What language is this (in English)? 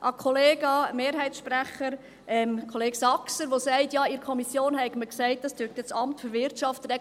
Swiss German